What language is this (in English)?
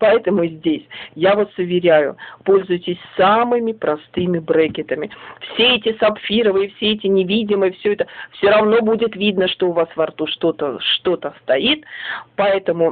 Russian